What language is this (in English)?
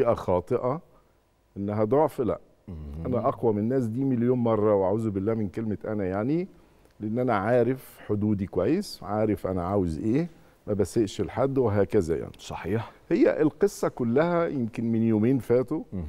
Arabic